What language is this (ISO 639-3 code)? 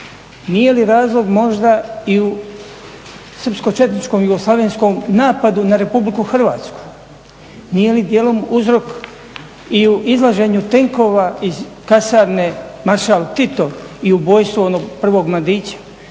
hrv